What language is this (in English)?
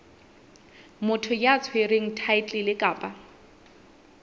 Southern Sotho